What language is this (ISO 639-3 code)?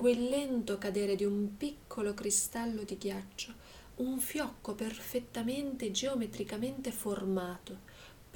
ita